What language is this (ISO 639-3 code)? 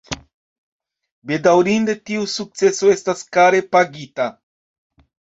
epo